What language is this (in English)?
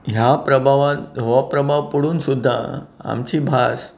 Konkani